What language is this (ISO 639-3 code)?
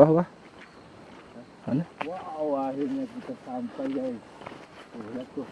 ind